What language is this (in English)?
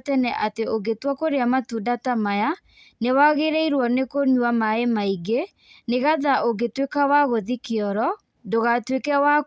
Kikuyu